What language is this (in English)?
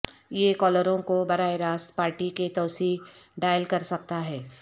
Urdu